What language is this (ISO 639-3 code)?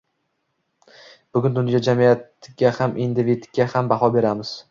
uzb